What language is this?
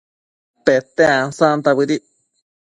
Matsés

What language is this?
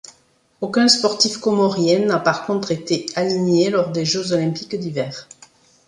French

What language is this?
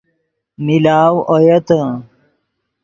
Yidgha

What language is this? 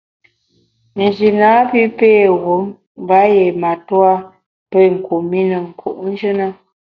Bamun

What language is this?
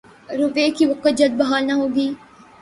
Urdu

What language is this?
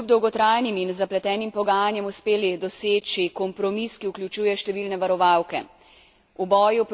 Slovenian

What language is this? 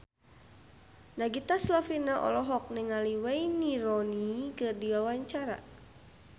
Sundanese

